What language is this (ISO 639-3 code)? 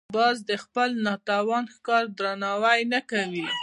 pus